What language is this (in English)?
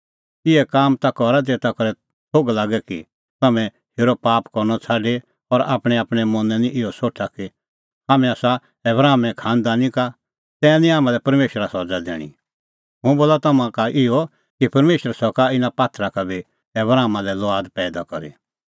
Kullu Pahari